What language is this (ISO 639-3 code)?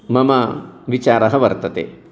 san